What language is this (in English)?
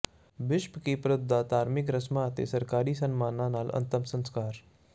Punjabi